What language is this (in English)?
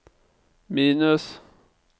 Norwegian